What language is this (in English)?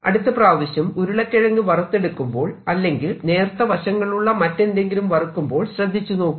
Malayalam